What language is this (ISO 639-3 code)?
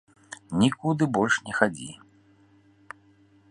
bel